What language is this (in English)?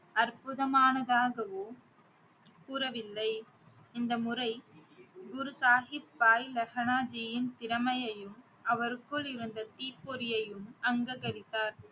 Tamil